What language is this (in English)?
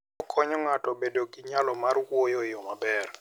Luo (Kenya and Tanzania)